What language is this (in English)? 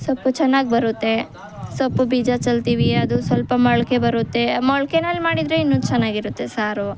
Kannada